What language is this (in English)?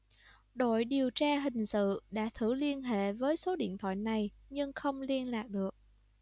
Vietnamese